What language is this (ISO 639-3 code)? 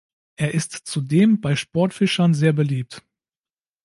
deu